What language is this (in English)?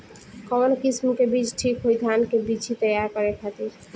Bhojpuri